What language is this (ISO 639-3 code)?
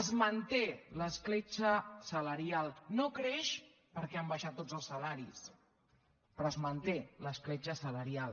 cat